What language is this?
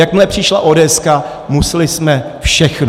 Czech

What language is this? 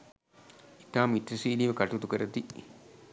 Sinhala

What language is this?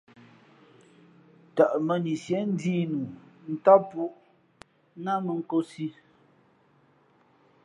Fe'fe'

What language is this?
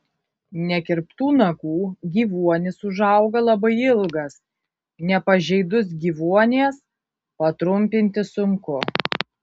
Lithuanian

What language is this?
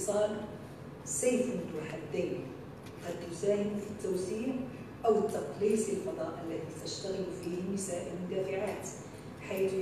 Arabic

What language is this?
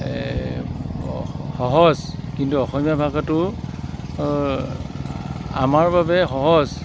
Assamese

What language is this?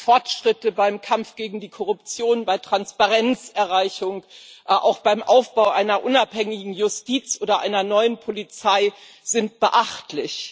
German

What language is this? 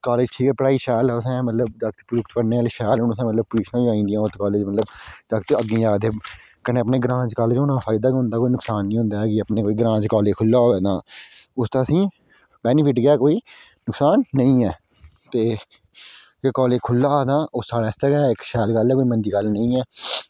Dogri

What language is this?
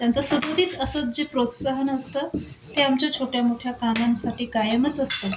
Marathi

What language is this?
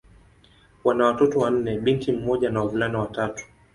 Swahili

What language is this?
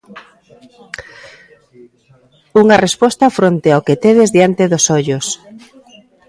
Galician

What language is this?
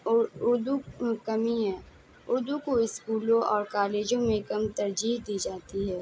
Urdu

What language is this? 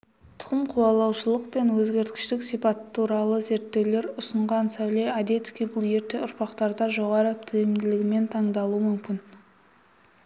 Kazakh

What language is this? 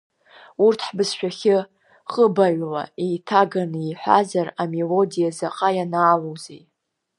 Abkhazian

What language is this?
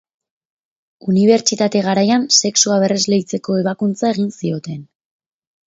Basque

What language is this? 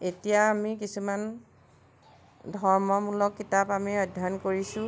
Assamese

